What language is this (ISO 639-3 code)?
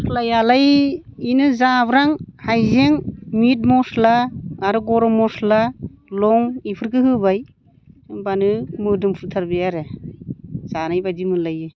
brx